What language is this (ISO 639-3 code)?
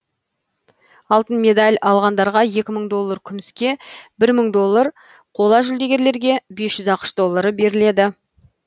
kaz